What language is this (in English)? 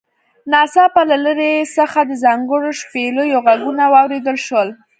Pashto